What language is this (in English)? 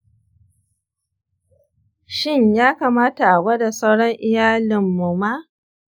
Hausa